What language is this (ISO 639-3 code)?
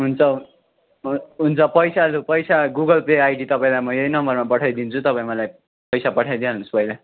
nep